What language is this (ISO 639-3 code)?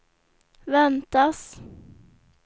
swe